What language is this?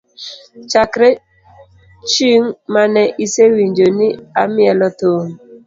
Luo (Kenya and Tanzania)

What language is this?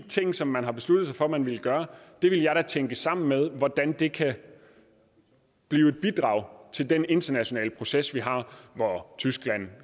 Danish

